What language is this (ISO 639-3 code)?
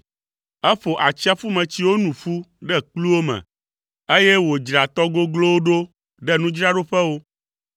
ewe